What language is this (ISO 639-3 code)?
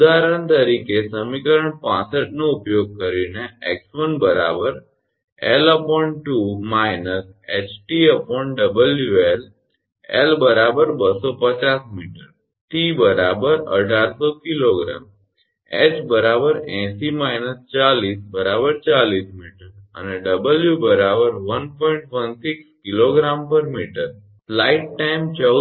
guj